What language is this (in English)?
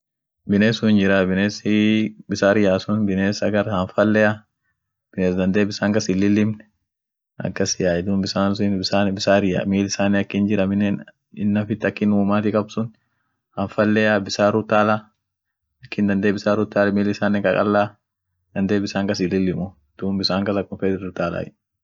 Orma